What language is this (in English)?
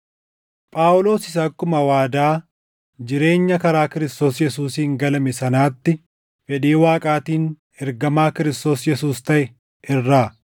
Oromo